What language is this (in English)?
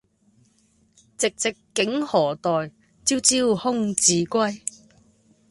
Cantonese